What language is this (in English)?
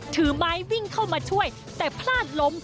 Thai